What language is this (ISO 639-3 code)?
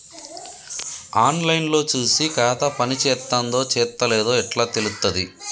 tel